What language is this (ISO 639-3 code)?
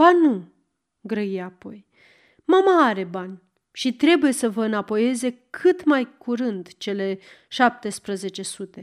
ron